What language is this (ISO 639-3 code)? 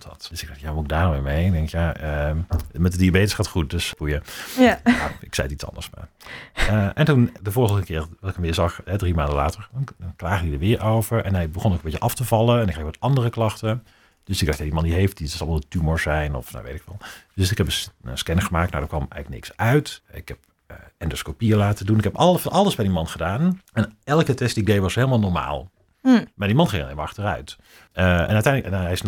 nld